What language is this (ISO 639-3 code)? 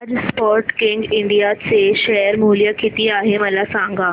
mar